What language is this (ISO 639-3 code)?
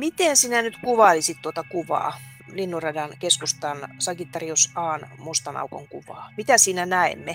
fin